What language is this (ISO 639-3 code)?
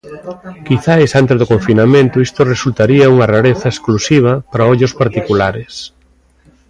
glg